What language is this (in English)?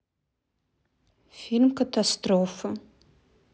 Russian